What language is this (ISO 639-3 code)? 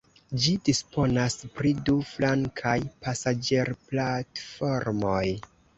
epo